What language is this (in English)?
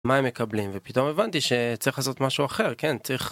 Hebrew